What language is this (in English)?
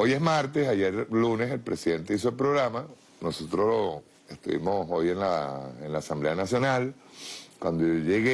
Spanish